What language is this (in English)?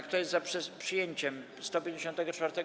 Polish